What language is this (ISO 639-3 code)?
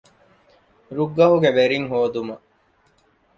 div